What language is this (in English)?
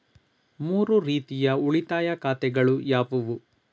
Kannada